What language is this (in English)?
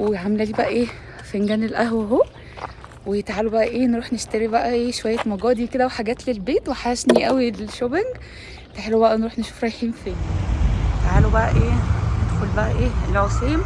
Arabic